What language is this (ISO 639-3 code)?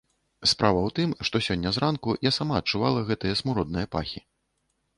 bel